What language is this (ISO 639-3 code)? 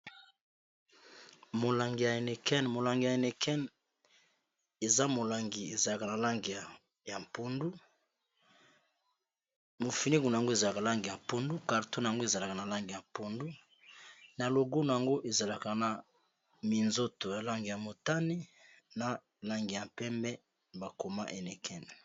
lin